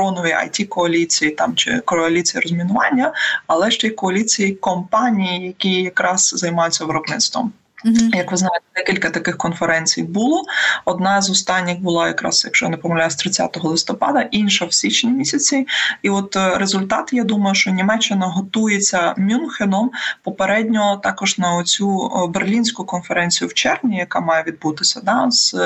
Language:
Ukrainian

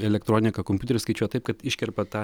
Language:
Lithuanian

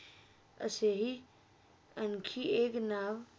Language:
Marathi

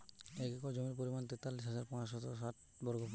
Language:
Bangla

